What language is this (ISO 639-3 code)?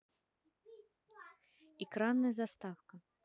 rus